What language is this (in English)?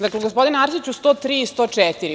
Serbian